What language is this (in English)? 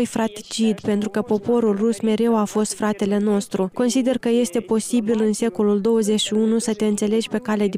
Romanian